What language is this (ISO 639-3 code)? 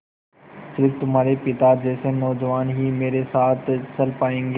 hin